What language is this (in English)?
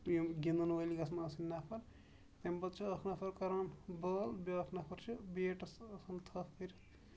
Kashmiri